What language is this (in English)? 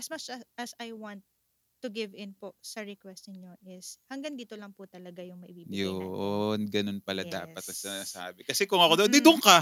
Filipino